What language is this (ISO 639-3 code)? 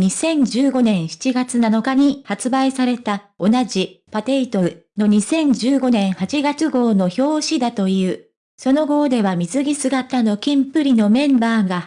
jpn